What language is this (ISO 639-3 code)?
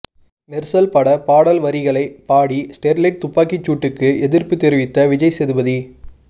tam